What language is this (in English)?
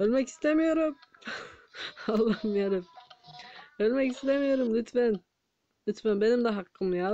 Turkish